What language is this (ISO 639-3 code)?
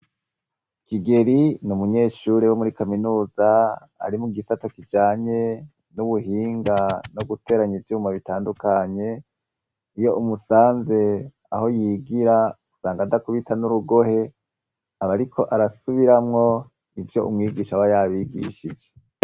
run